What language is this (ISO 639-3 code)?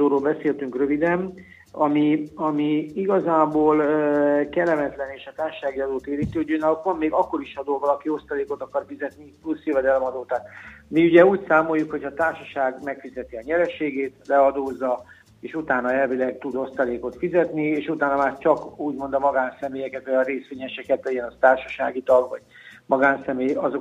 hun